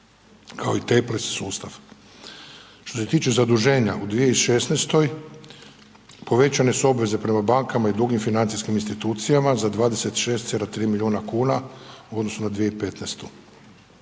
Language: Croatian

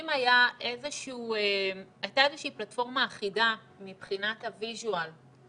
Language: Hebrew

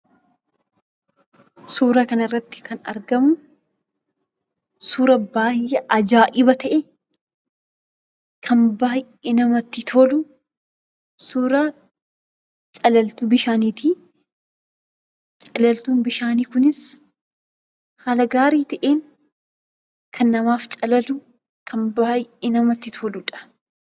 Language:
Oromo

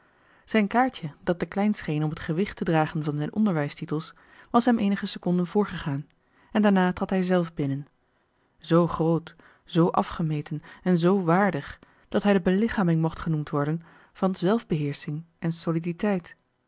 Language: Dutch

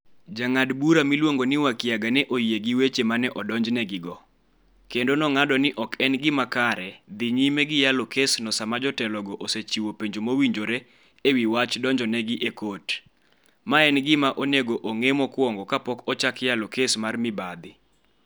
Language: Luo (Kenya and Tanzania)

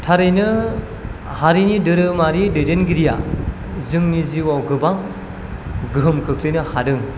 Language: Bodo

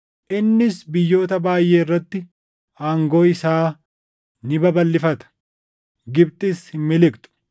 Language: Oromo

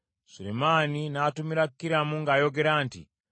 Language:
Ganda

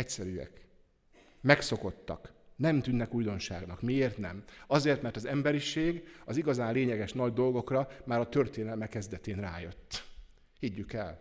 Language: Hungarian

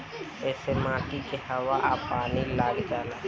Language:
Bhojpuri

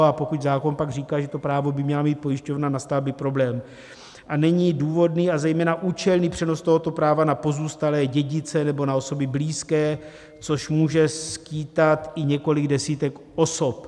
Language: Czech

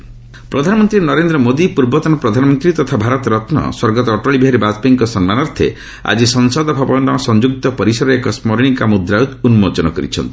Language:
Odia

